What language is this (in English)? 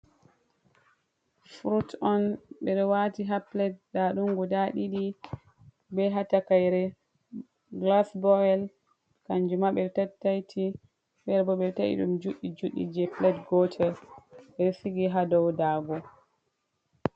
Fula